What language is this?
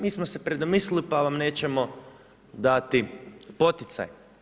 Croatian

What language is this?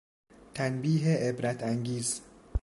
Persian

